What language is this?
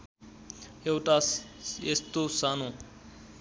Nepali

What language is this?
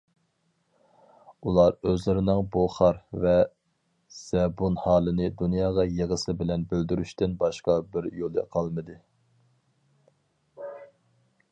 Uyghur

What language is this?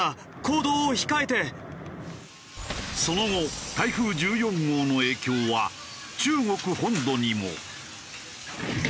Japanese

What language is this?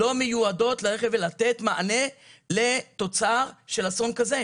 Hebrew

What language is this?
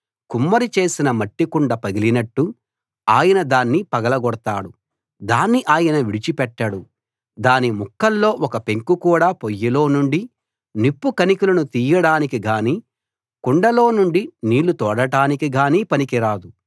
Telugu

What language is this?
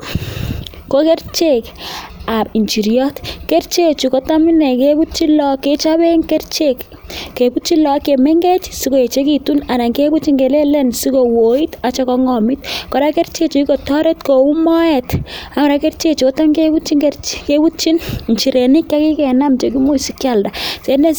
Kalenjin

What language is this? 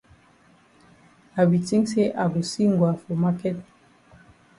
Cameroon Pidgin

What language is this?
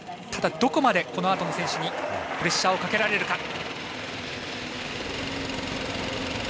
Japanese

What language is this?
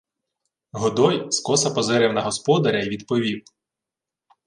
Ukrainian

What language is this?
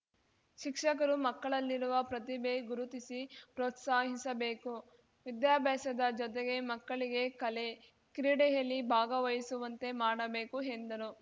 Kannada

